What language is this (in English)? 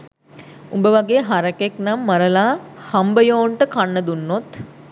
Sinhala